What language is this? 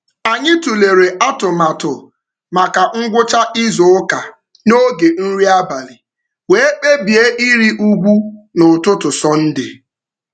Igbo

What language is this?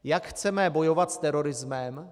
Czech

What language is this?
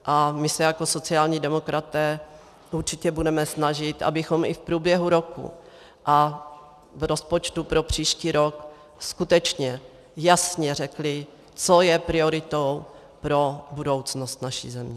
Czech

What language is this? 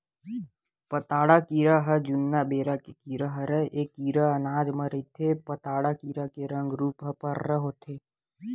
Chhattisgarhi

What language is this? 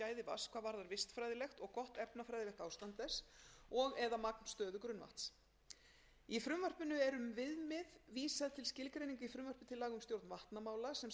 Icelandic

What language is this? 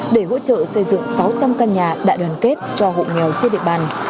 Vietnamese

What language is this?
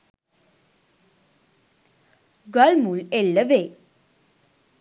Sinhala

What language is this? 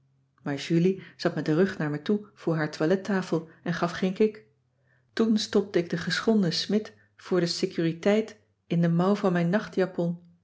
Dutch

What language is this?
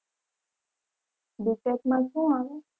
Gujarati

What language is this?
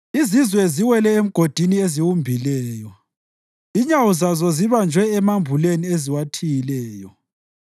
North Ndebele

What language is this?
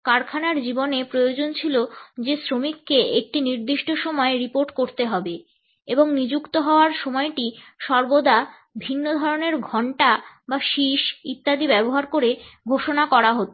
Bangla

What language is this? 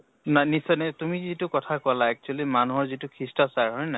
Assamese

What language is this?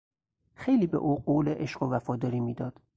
Persian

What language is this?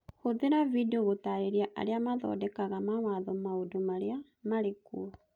Kikuyu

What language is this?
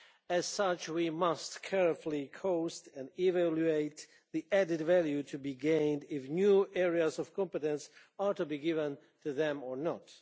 English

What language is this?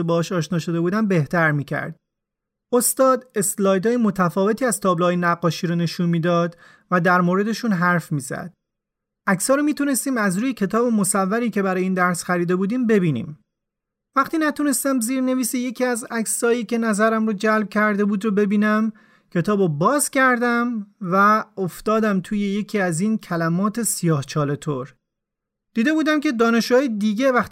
Persian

